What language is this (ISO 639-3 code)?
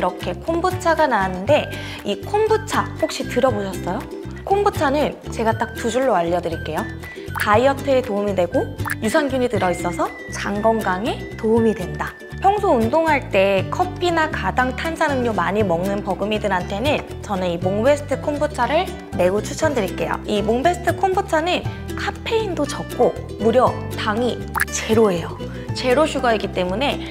kor